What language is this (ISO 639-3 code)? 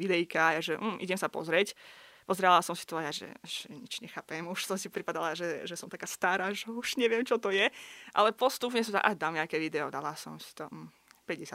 slk